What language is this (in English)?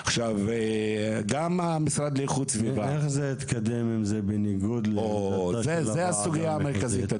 Hebrew